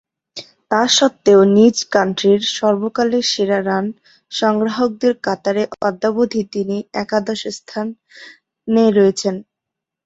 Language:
Bangla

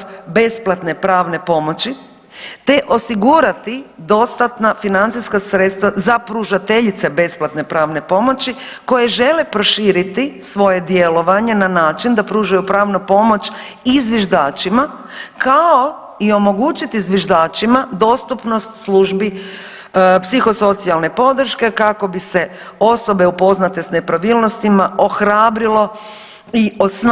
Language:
Croatian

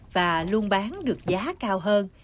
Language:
Vietnamese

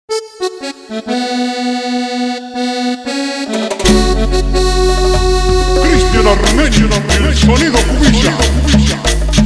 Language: Bulgarian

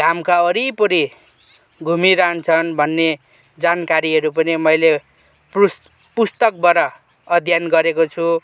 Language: Nepali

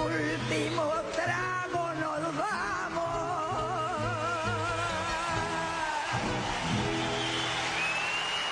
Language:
Spanish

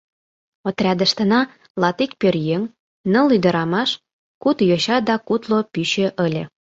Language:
Mari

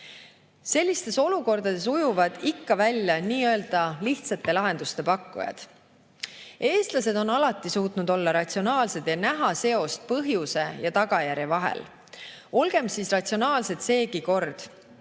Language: Estonian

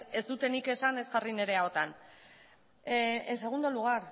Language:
Basque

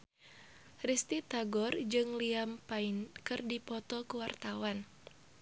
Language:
Sundanese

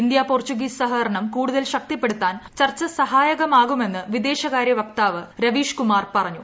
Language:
Malayalam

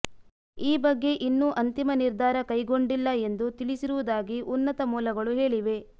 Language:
Kannada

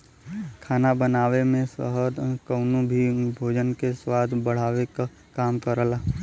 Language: Bhojpuri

